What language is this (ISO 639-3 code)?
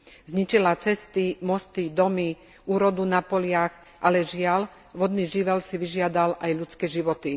slk